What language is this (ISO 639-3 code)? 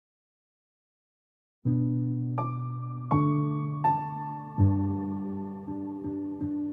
kor